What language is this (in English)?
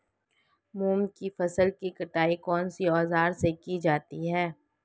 Hindi